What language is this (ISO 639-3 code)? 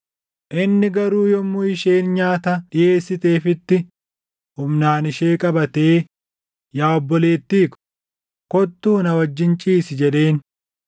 orm